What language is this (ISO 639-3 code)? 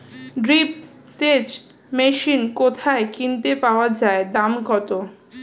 ben